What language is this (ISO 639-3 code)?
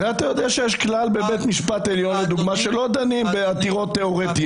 heb